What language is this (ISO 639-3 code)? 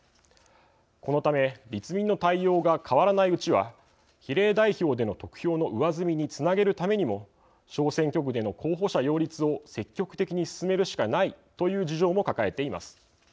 jpn